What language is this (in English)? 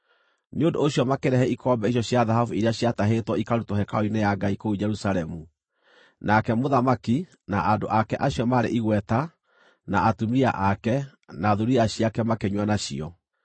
Kikuyu